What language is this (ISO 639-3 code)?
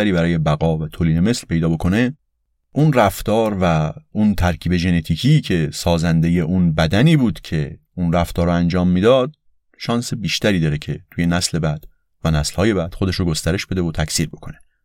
fas